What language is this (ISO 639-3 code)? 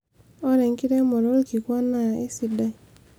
mas